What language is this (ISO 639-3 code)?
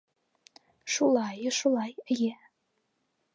bak